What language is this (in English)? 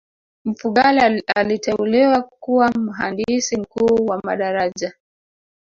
Swahili